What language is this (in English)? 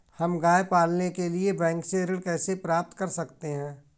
Hindi